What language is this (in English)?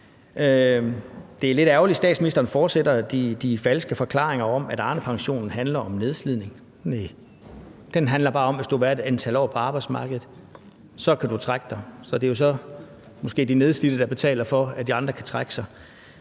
Danish